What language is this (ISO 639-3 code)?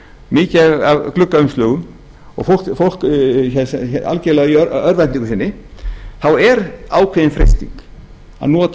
isl